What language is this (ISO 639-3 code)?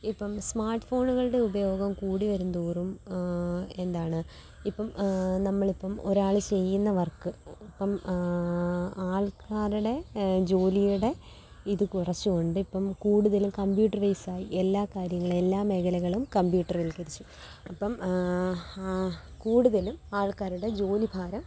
mal